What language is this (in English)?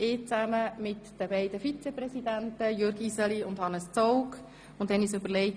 Swiss German